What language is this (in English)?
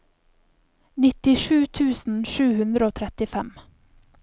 Norwegian